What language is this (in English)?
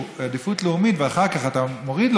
Hebrew